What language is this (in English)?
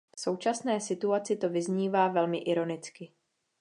Czech